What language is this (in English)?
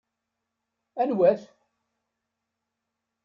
Kabyle